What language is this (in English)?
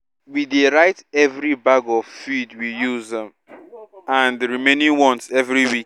Nigerian Pidgin